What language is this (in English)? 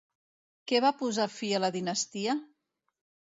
Catalan